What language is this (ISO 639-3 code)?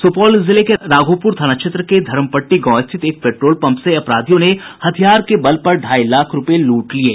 hin